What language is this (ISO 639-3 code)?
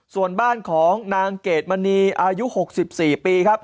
tha